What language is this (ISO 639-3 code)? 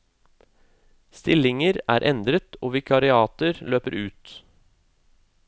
nor